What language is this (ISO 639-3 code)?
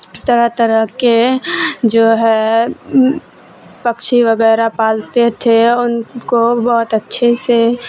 urd